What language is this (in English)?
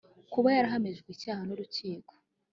Kinyarwanda